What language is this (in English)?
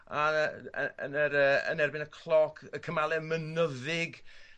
Welsh